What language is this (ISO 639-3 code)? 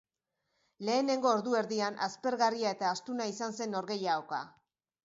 eus